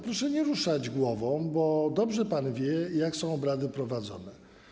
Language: Polish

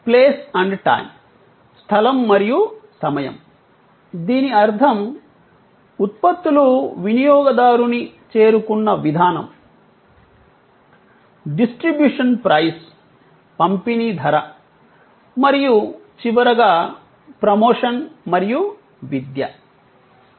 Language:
Telugu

